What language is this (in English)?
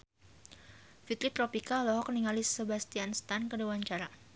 Sundanese